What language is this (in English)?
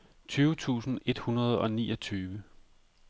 Danish